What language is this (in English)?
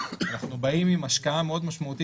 Hebrew